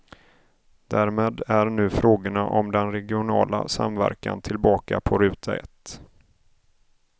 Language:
Swedish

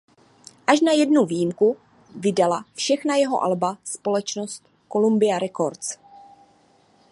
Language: Czech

